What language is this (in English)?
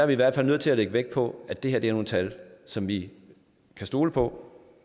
Danish